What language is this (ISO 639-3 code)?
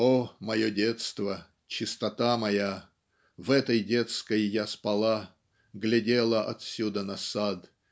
rus